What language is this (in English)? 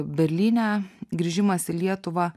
Lithuanian